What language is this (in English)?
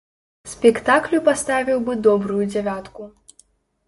Belarusian